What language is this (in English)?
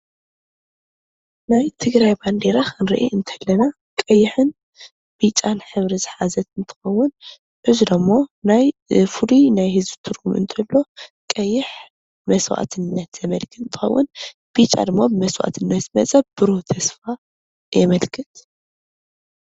Tigrinya